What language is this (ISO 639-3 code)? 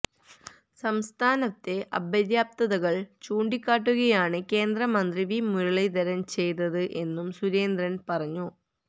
mal